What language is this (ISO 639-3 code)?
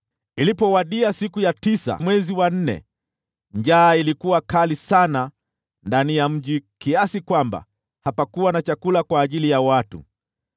swa